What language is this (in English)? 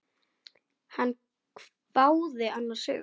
Icelandic